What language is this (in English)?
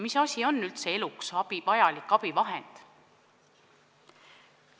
Estonian